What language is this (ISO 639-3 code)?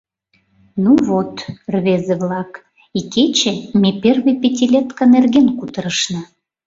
chm